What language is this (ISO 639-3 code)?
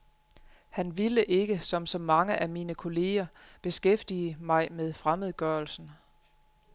dan